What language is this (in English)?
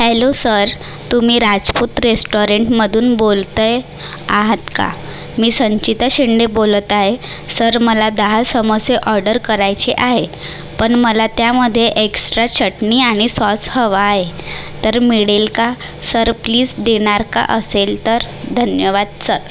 Marathi